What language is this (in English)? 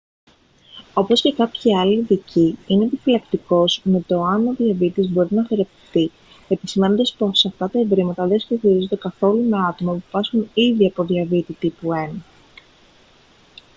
Greek